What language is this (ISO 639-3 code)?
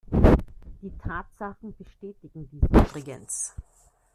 deu